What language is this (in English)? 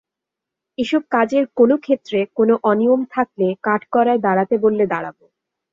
Bangla